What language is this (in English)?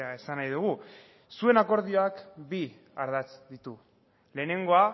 Basque